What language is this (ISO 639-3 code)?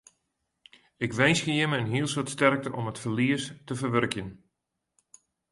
fry